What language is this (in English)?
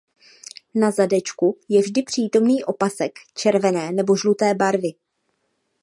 Czech